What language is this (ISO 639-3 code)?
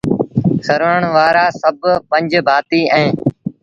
sbn